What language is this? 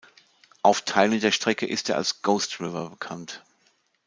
German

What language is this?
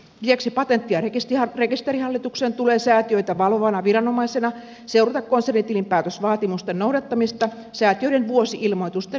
Finnish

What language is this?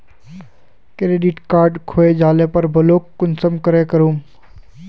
Magahi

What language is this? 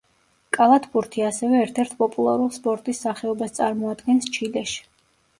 Georgian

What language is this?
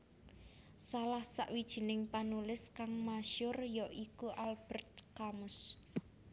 Javanese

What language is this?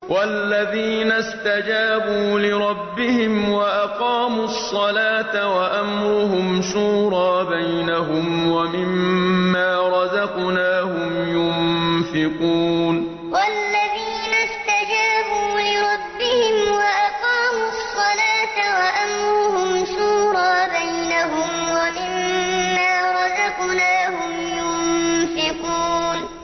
Arabic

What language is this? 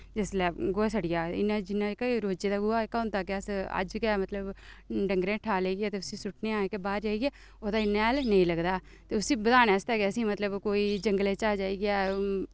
Dogri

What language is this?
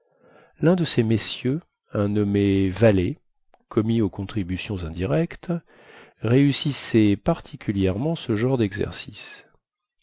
French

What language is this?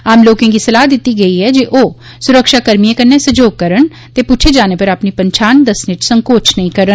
Dogri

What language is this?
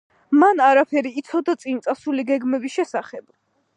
Georgian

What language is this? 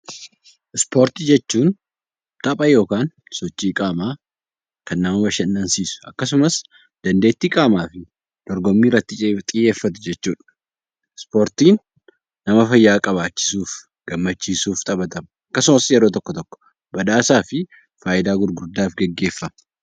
Oromo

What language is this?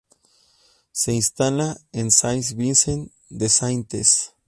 Spanish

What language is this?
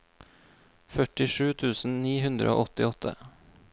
Norwegian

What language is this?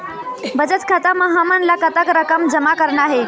Chhattisgarhi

